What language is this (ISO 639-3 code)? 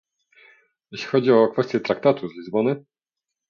pol